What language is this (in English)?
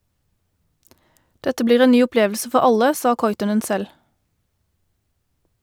Norwegian